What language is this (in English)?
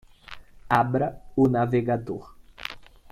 Portuguese